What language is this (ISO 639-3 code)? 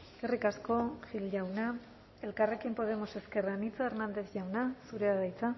eus